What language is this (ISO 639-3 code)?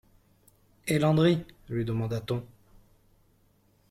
fra